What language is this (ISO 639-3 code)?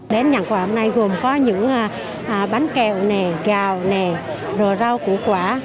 vie